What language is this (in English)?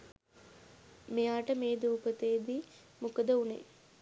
Sinhala